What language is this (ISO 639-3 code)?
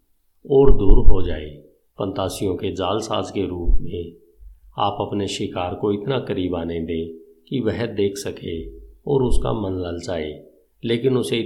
hin